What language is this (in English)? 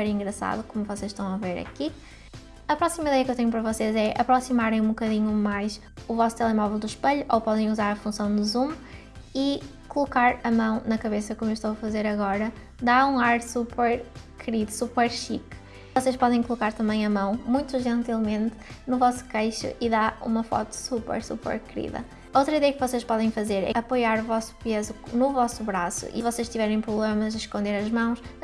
Portuguese